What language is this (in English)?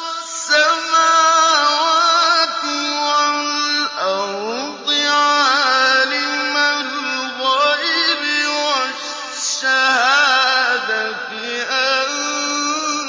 Arabic